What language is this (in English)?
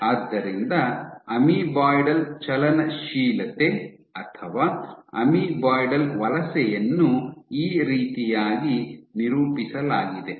Kannada